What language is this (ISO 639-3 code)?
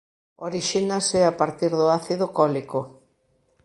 glg